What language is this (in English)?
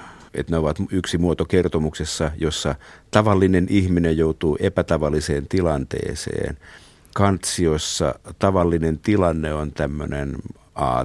Finnish